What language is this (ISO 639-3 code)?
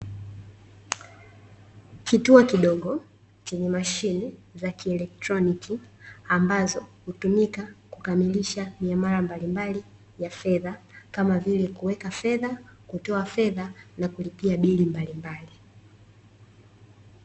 swa